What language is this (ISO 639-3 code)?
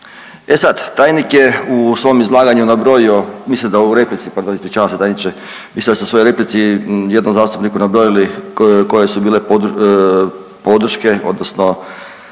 hrv